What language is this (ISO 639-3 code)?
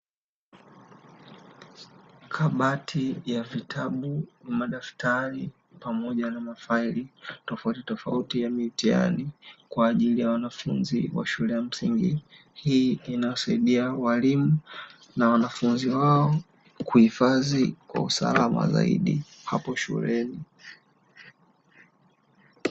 swa